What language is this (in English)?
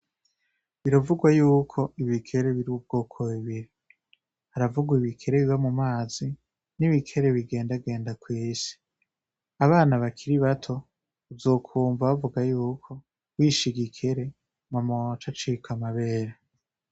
Rundi